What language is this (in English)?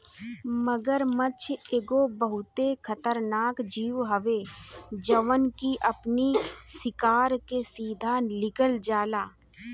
Bhojpuri